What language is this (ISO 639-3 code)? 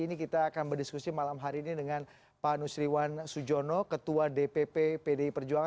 ind